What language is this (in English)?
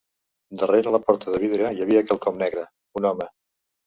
Catalan